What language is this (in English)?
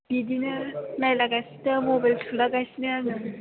Bodo